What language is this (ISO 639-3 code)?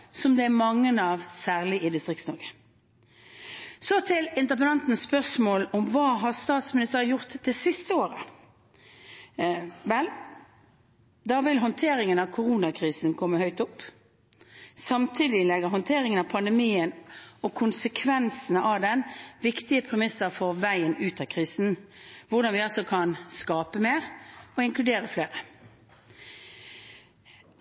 nob